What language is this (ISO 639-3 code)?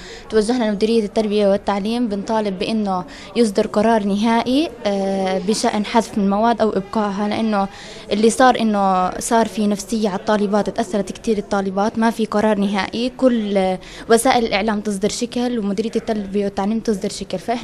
ara